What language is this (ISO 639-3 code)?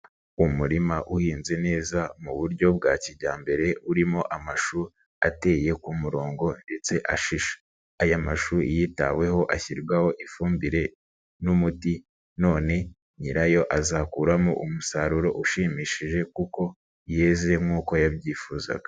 kin